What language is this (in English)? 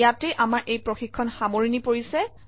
Assamese